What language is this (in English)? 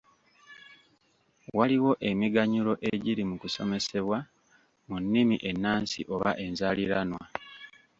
Ganda